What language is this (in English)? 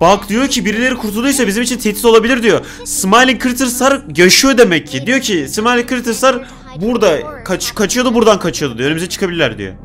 Turkish